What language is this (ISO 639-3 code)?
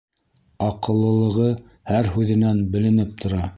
bak